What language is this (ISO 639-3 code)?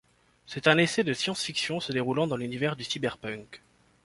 fra